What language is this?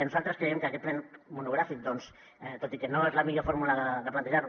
Catalan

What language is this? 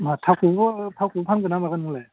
Bodo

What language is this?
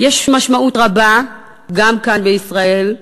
Hebrew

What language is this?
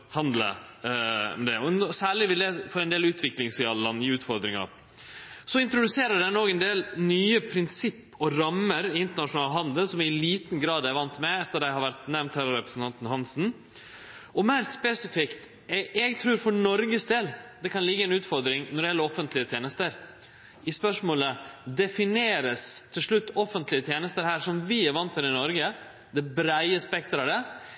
Norwegian Nynorsk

